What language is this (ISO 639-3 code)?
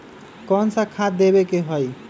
mag